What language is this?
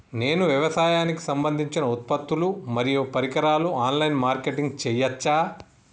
Telugu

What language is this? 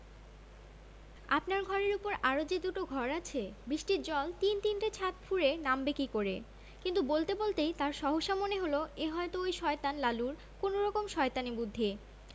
Bangla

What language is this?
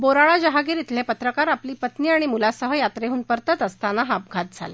Marathi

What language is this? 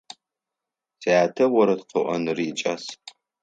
Adyghe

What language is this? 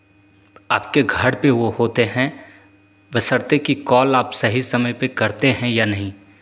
Hindi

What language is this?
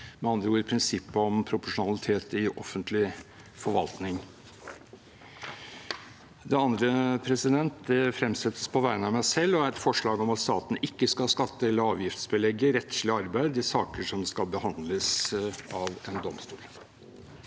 Norwegian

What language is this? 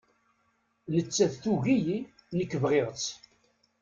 Kabyle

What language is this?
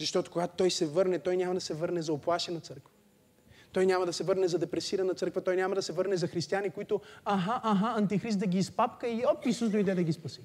Bulgarian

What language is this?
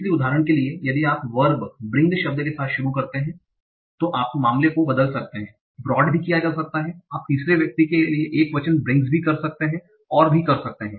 Hindi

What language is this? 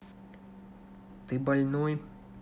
Russian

